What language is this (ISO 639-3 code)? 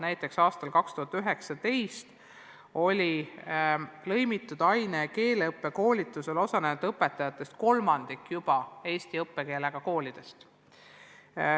est